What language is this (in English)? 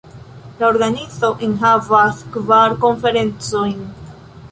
Esperanto